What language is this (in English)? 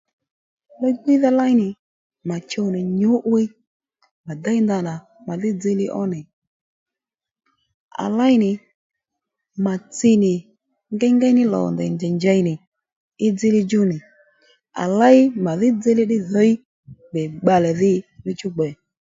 Lendu